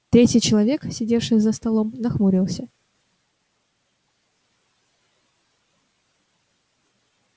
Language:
Russian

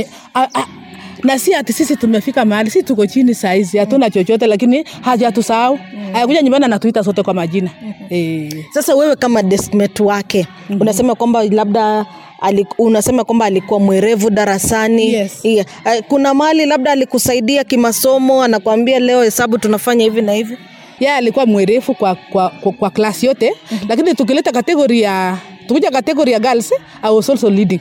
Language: Swahili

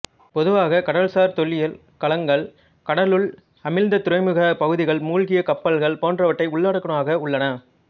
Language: Tamil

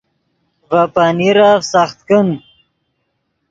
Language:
Yidgha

